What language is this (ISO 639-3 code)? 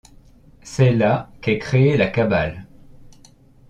fra